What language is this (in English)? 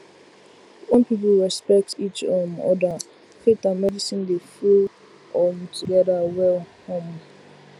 Nigerian Pidgin